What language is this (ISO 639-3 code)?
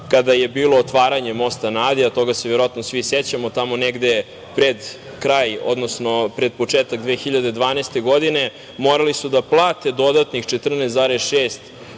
srp